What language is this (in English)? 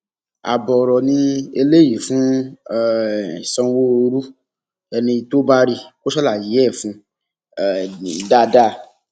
Yoruba